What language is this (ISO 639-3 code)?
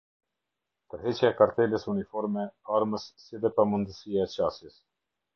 sqi